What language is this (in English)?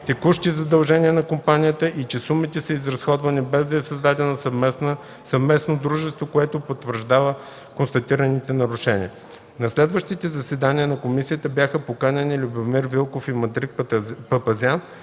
Bulgarian